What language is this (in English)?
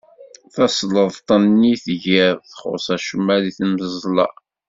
Kabyle